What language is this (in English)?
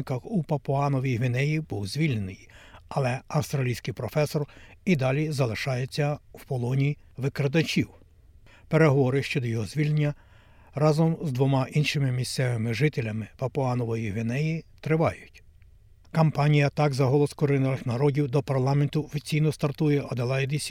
Ukrainian